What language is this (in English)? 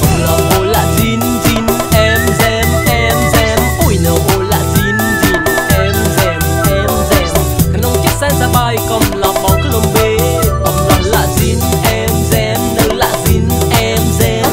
Thai